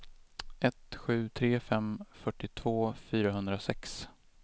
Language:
Swedish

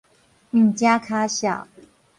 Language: Min Nan Chinese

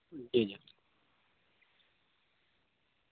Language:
Urdu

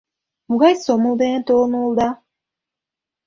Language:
Mari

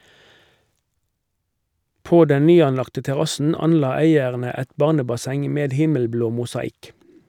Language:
Norwegian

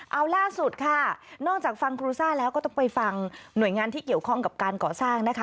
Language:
Thai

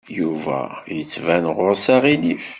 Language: Kabyle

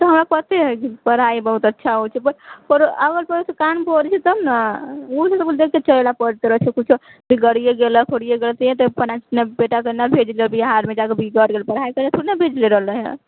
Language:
Maithili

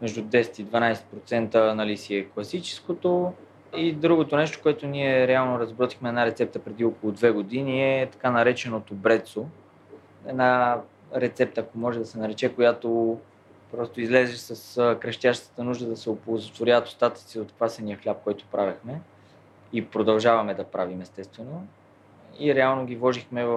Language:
Bulgarian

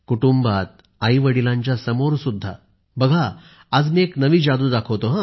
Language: Marathi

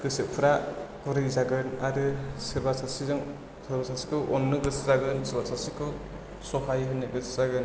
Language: Bodo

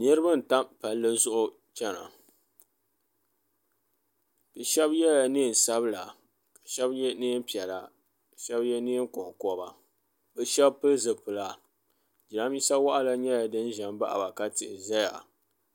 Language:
Dagbani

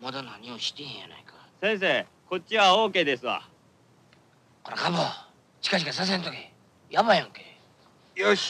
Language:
Japanese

